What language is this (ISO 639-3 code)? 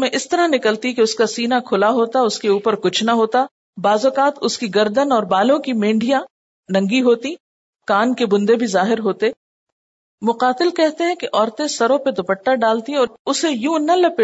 urd